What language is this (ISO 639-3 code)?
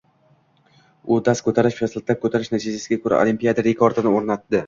uzb